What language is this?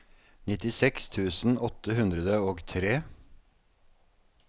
Norwegian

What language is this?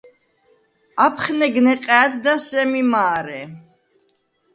Svan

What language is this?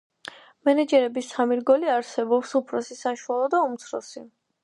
Georgian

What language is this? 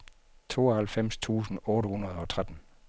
Danish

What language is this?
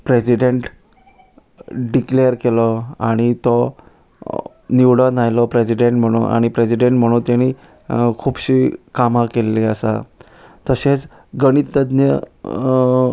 Konkani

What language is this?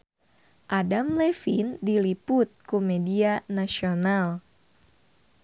Sundanese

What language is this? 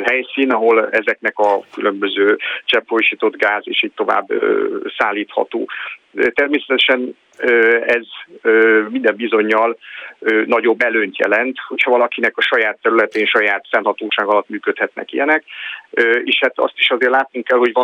Hungarian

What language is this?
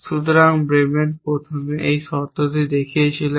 Bangla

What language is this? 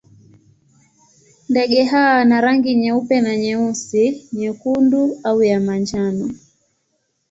Swahili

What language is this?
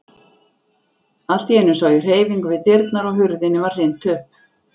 Icelandic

